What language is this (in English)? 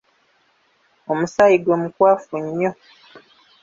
Ganda